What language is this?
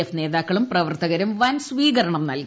Malayalam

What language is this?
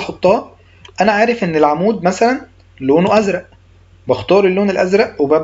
Arabic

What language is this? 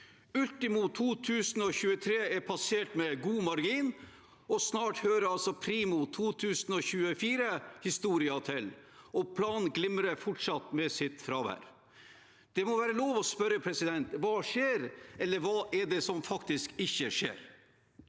Norwegian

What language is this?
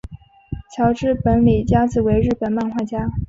Chinese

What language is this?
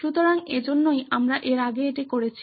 Bangla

